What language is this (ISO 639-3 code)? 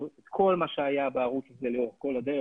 heb